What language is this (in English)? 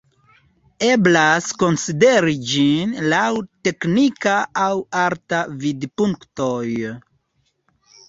Esperanto